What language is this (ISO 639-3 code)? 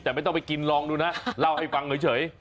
tha